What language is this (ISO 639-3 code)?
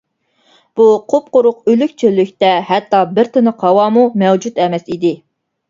uig